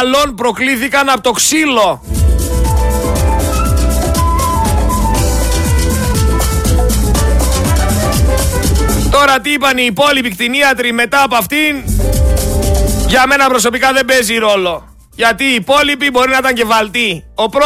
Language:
Greek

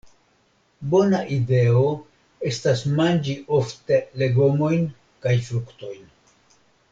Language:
Esperanto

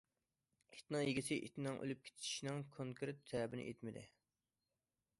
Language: Uyghur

